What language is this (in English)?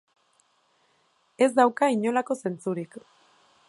Basque